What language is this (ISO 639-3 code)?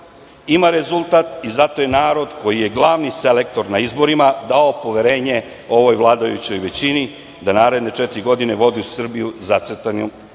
srp